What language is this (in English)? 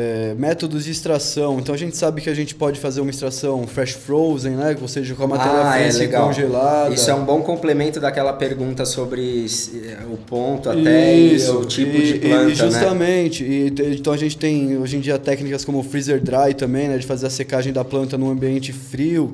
Portuguese